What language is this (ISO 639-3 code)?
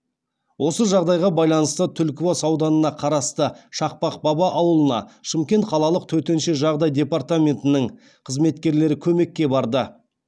kaz